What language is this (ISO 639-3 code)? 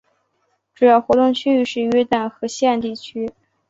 zho